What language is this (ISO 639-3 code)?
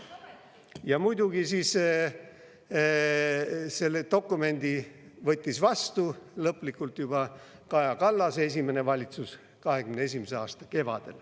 est